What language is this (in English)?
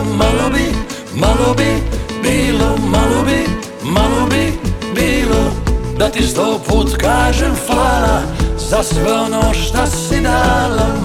Croatian